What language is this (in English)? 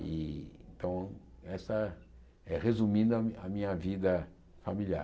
Portuguese